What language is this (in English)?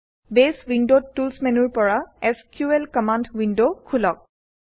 Assamese